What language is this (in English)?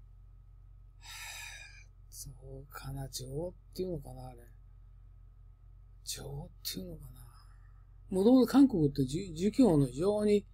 Japanese